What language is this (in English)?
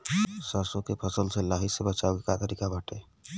Bhojpuri